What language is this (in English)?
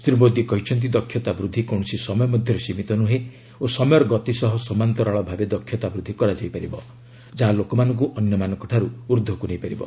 Odia